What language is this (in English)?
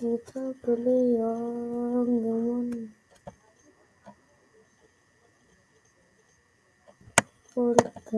Indonesian